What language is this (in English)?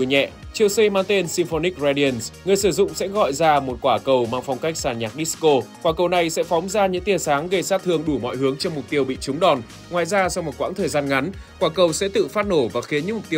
Vietnamese